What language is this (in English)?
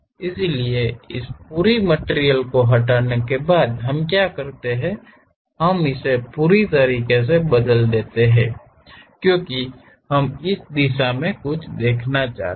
Hindi